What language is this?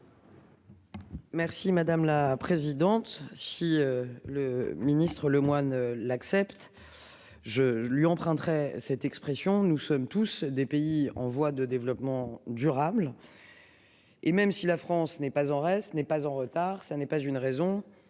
French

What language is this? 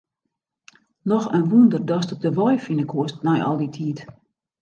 Western Frisian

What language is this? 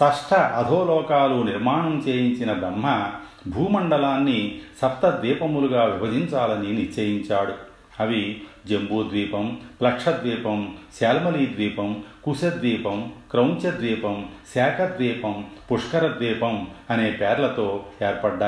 Telugu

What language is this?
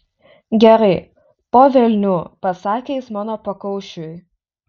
Lithuanian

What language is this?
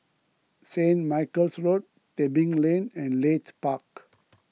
English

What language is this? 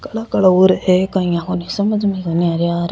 Rajasthani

